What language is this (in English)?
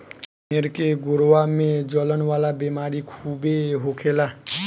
Bhojpuri